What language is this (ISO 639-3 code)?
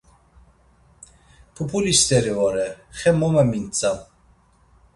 lzz